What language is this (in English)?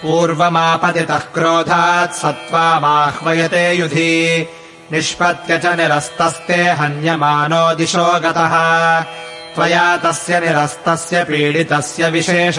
Kannada